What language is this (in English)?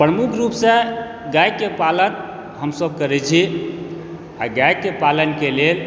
Maithili